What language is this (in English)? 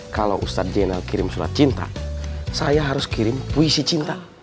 Indonesian